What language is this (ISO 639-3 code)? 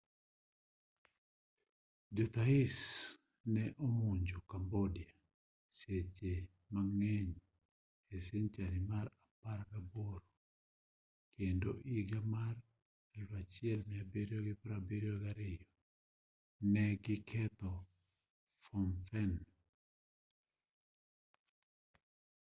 luo